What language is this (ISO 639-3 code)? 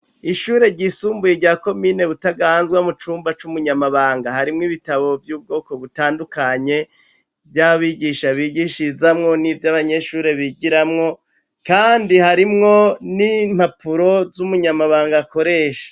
run